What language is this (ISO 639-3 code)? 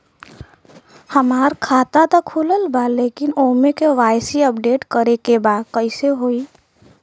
bho